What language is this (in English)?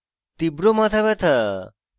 Bangla